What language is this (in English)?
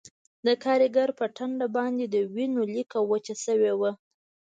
Pashto